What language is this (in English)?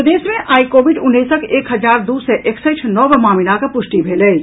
Maithili